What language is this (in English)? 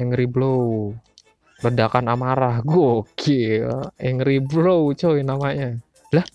Indonesian